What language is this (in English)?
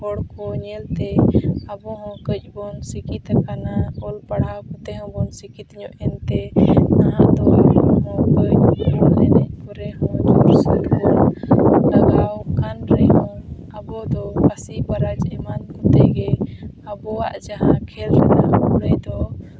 Santali